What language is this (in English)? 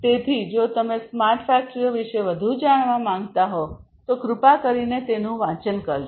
Gujarati